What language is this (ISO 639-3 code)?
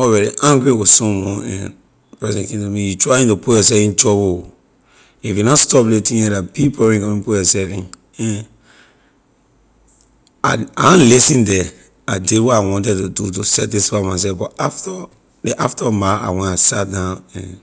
lir